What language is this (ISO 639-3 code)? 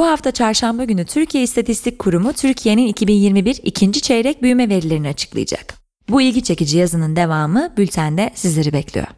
tur